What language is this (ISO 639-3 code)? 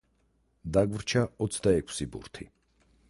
kat